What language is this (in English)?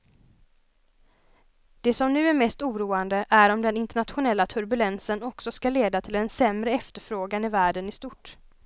Swedish